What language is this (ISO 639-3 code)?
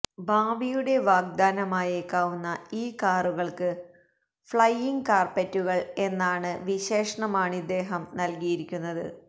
mal